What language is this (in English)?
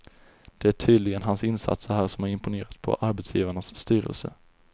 Swedish